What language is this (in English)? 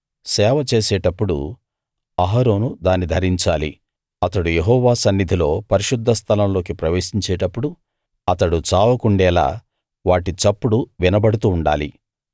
Telugu